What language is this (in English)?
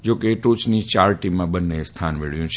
Gujarati